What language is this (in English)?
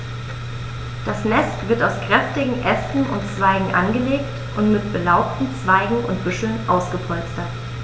German